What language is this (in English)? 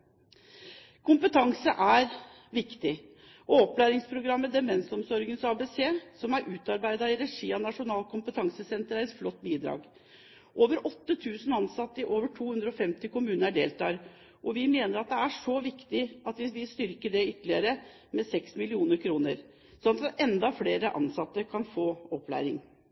Norwegian Bokmål